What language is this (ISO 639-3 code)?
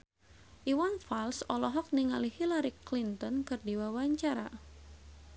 sun